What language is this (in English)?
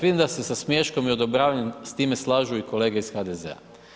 Croatian